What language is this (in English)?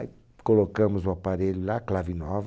Portuguese